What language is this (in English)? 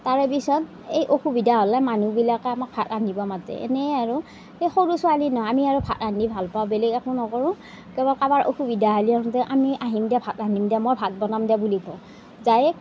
Assamese